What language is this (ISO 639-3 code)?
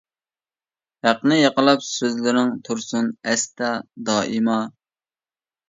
uig